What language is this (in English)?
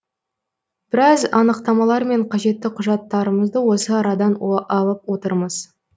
Kazakh